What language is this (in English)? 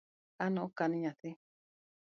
Luo (Kenya and Tanzania)